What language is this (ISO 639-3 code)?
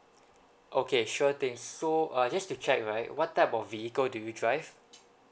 eng